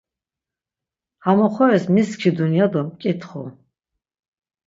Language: Laz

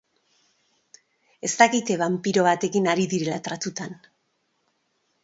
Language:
Basque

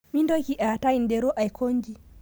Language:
Masai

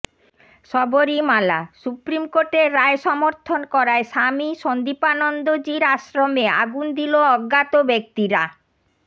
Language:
Bangla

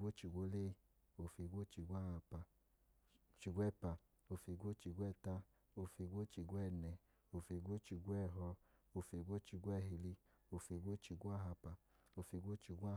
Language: Idoma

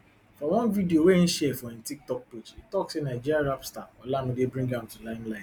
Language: Nigerian Pidgin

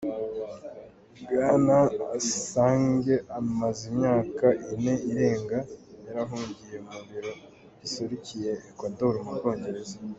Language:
Kinyarwanda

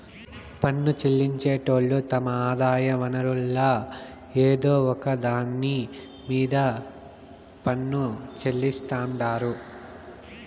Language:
Telugu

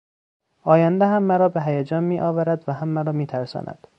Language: Persian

